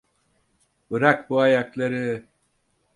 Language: Turkish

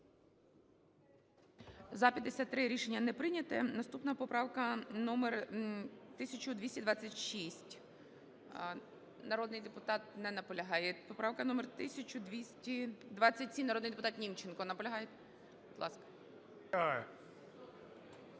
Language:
Ukrainian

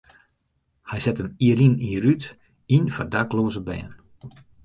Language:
Western Frisian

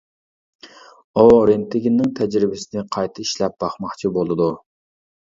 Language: Uyghur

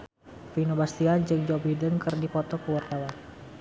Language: Sundanese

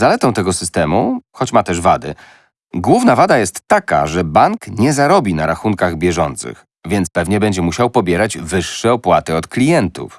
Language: Polish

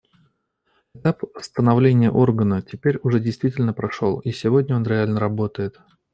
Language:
Russian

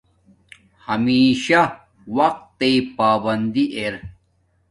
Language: Domaaki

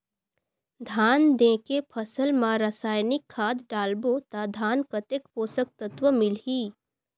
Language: Chhattisgarhi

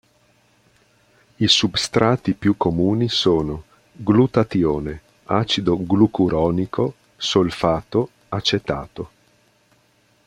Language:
Italian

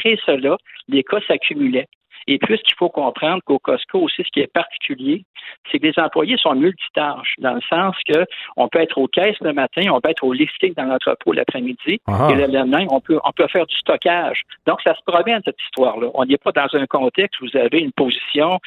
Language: French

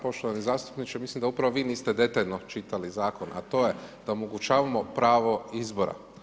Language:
Croatian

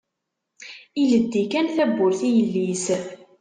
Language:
Kabyle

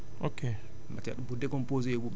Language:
Wolof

